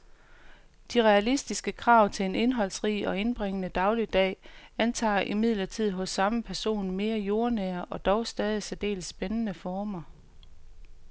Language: Danish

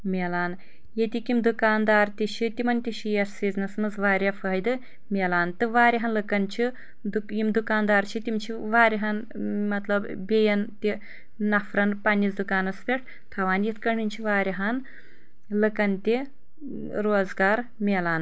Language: Kashmiri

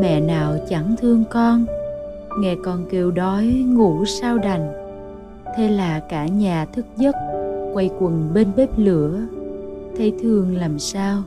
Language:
Vietnamese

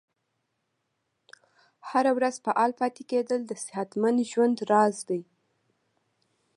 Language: Pashto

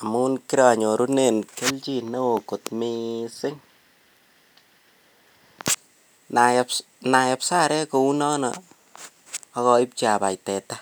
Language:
Kalenjin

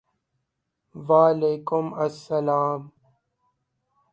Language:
Urdu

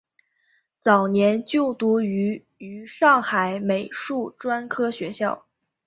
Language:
Chinese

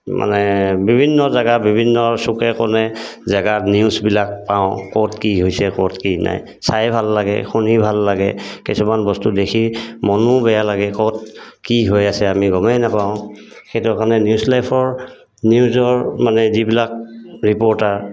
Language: Assamese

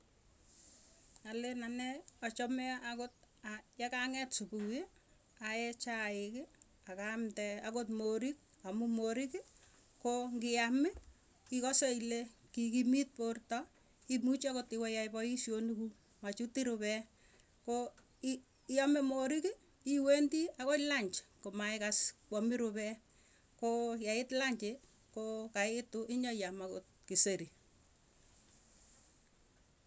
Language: Tugen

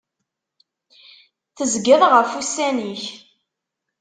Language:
Kabyle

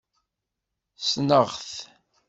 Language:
Kabyle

